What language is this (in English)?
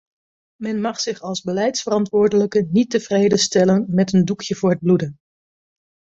Dutch